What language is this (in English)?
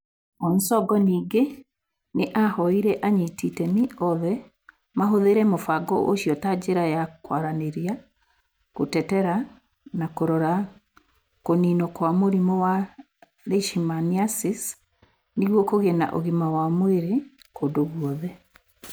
Kikuyu